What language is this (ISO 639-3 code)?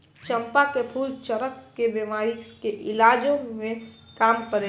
bho